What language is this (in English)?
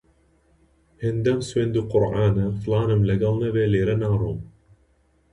Central Kurdish